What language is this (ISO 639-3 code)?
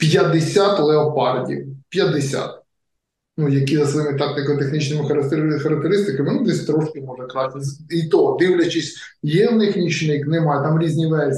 ukr